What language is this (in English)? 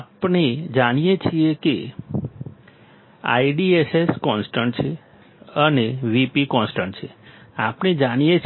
Gujarati